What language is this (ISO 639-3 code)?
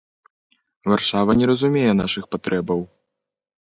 bel